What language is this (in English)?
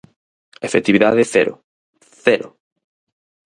Galician